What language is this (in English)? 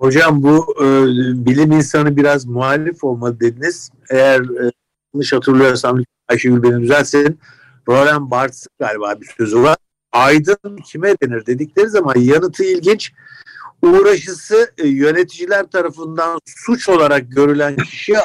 Turkish